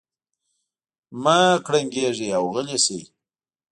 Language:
Pashto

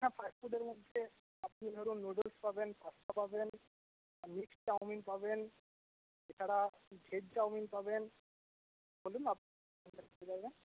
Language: Bangla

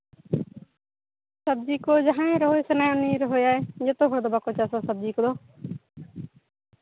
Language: Santali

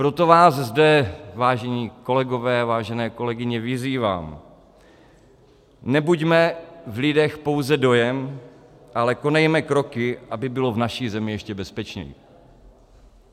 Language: Czech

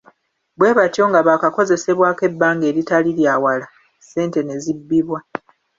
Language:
Ganda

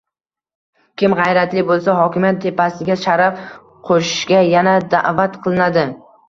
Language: Uzbek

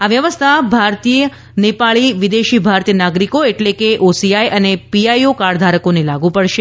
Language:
Gujarati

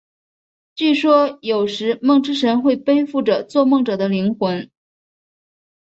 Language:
Chinese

